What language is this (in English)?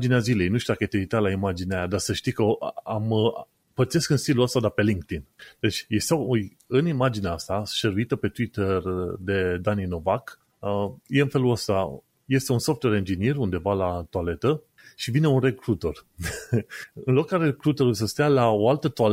Romanian